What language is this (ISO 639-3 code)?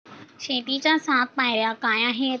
mar